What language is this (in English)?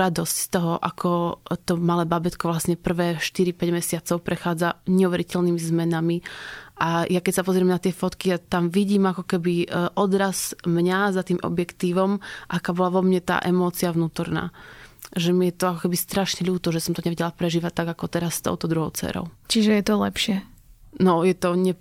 Slovak